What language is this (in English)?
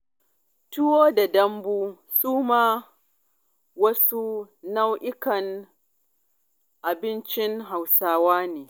Hausa